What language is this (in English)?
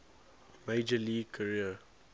English